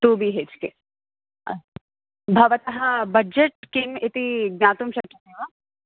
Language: Sanskrit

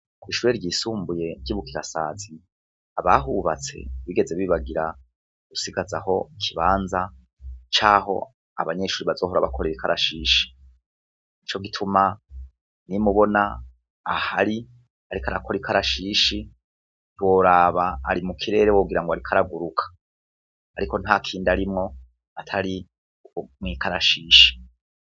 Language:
Rundi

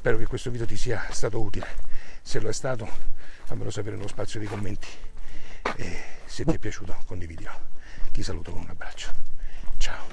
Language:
Italian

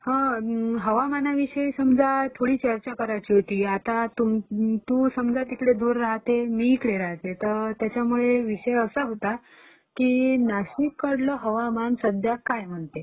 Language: Marathi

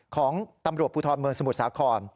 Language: Thai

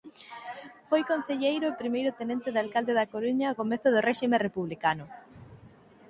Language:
Galician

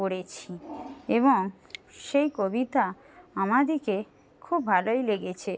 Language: Bangla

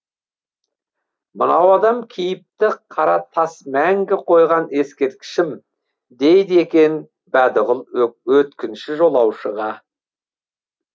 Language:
Kazakh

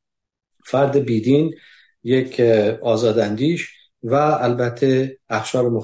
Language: Persian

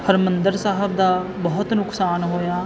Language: Punjabi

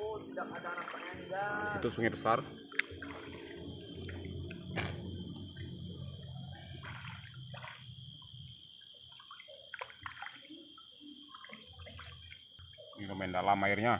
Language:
Indonesian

